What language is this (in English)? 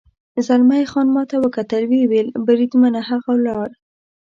Pashto